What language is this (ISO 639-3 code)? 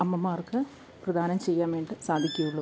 mal